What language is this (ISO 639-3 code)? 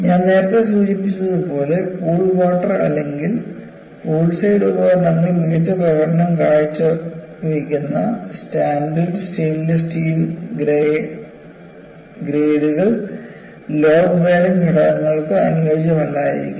mal